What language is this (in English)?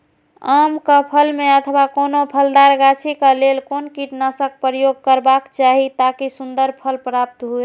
Maithili